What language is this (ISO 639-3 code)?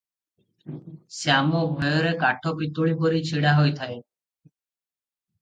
ori